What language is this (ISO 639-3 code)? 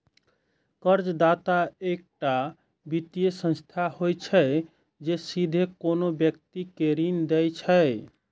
mai